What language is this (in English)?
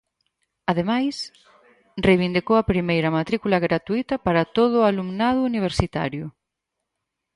Galician